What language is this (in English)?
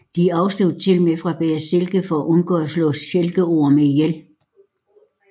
Danish